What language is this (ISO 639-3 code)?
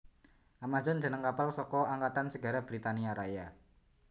jav